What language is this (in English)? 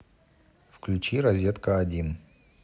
Russian